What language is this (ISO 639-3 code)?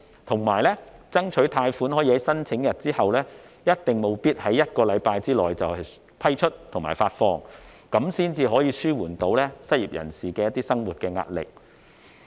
yue